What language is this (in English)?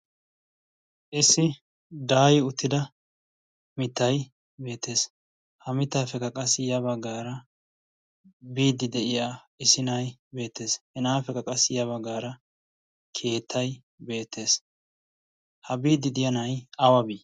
Wolaytta